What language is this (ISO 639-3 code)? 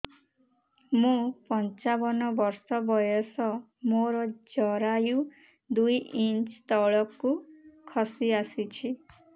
ori